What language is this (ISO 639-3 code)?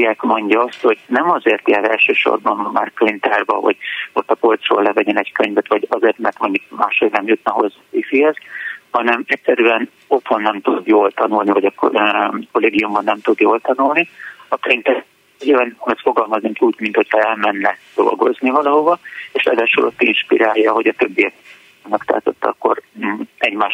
hun